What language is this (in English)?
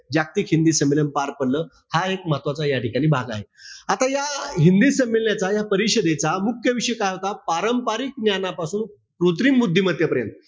Marathi